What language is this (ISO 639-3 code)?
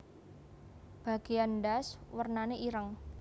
jav